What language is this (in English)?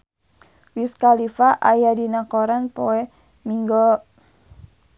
Sundanese